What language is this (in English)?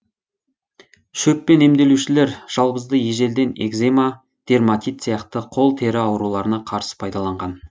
Kazakh